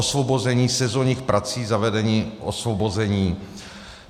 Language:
Czech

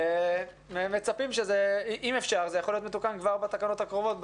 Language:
Hebrew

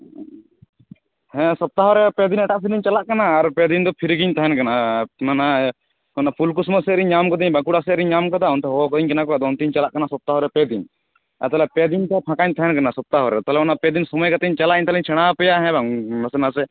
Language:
Santali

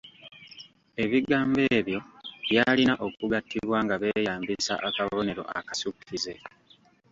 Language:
Ganda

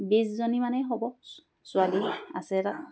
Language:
Assamese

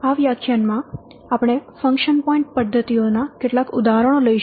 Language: Gujarati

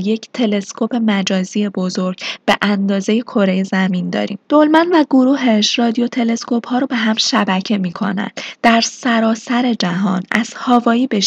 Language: Persian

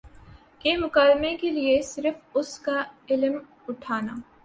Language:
Urdu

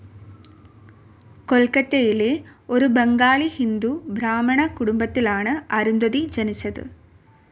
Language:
Malayalam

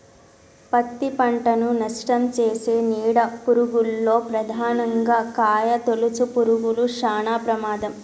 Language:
Telugu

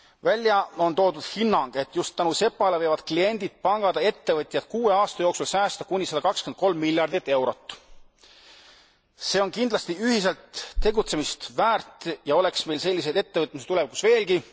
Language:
Estonian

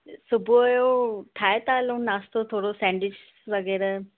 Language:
Sindhi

